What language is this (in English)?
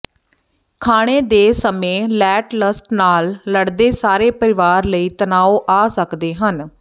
Punjabi